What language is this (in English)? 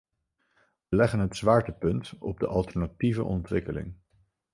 Dutch